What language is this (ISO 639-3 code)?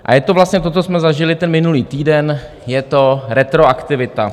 ces